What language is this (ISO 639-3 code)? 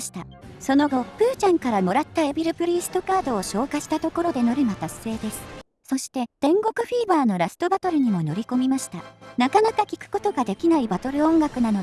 jpn